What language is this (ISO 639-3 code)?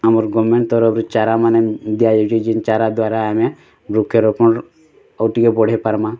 ori